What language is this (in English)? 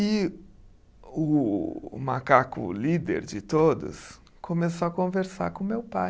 Portuguese